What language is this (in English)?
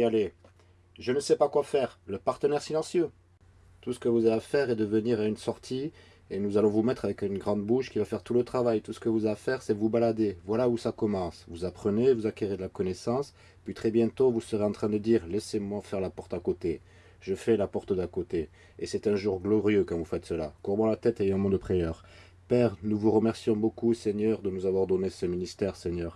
French